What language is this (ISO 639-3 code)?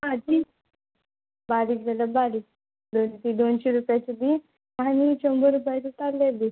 kok